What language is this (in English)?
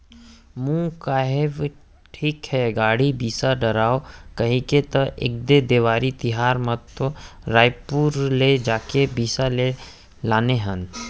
Chhattisgarhi